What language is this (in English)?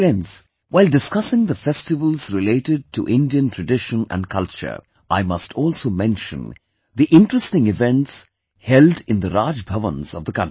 English